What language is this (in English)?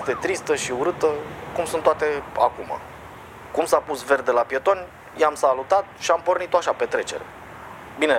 Romanian